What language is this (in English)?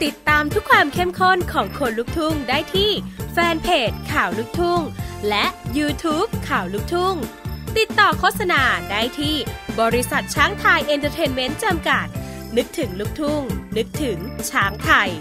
Thai